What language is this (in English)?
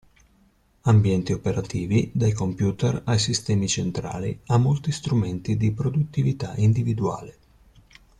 Italian